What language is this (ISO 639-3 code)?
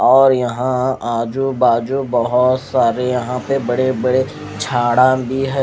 hin